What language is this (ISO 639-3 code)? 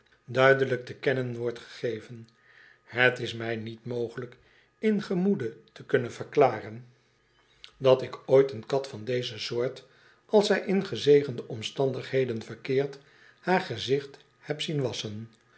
nld